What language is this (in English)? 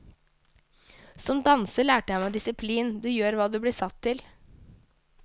Norwegian